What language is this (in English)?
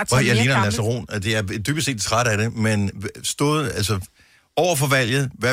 Danish